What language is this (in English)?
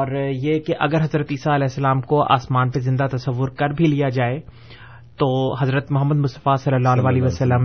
Urdu